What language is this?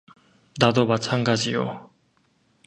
Korean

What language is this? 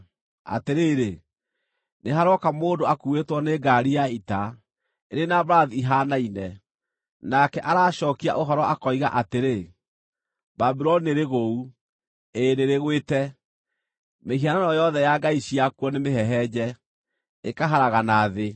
Kikuyu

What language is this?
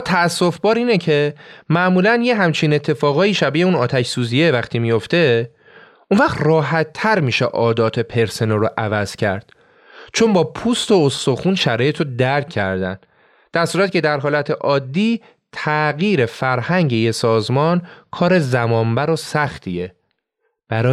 Persian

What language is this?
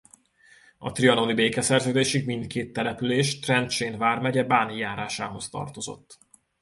Hungarian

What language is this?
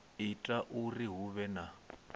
Venda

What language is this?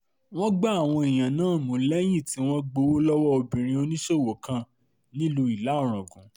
Yoruba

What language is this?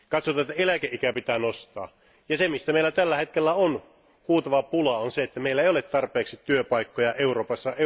Finnish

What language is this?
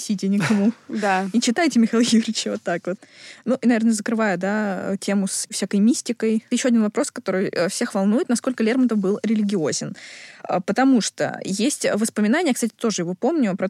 Russian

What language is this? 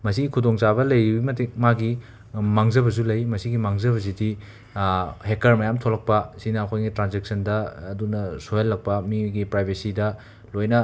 Manipuri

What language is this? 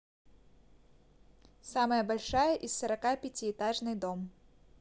Russian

